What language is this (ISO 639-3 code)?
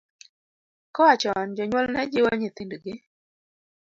luo